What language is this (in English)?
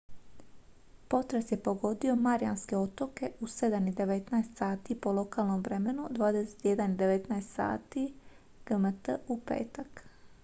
Croatian